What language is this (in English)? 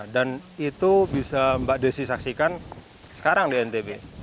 Indonesian